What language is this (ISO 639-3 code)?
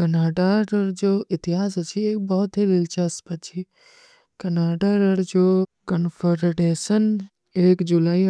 uki